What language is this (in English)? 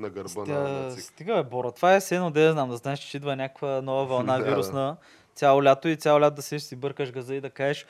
Bulgarian